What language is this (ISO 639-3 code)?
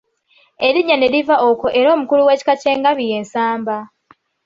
lug